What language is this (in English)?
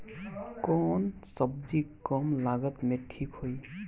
Bhojpuri